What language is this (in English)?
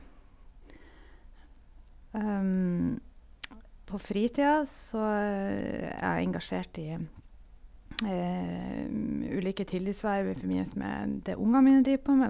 Norwegian